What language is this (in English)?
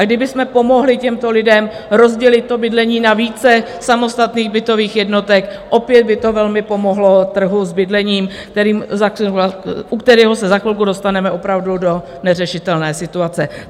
Czech